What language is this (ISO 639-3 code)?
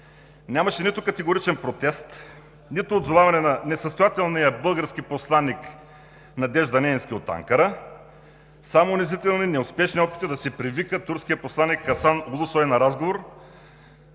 bul